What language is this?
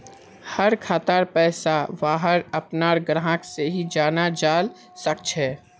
Magahi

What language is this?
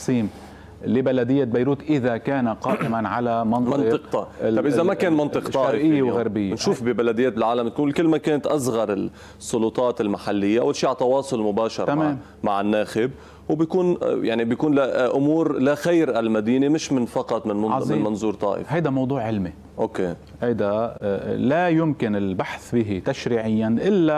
Arabic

